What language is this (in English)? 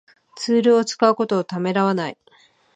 Japanese